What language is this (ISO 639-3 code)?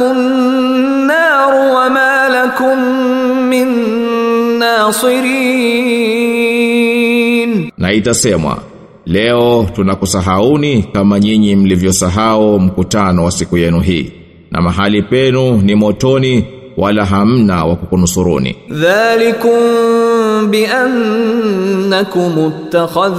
swa